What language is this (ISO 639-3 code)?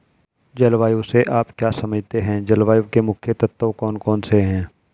hin